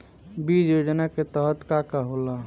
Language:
Bhojpuri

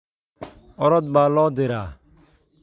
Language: Somali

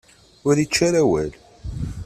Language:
Kabyle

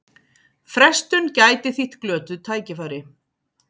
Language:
Icelandic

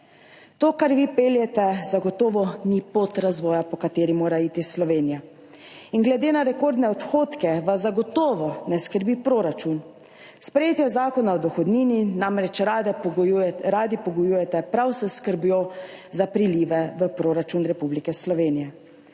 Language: Slovenian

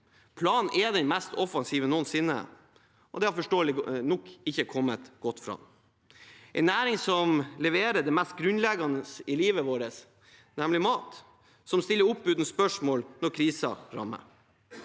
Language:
Norwegian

